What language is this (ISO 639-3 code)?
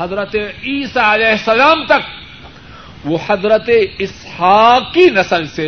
urd